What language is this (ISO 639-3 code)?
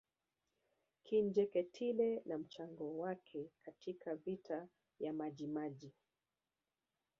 swa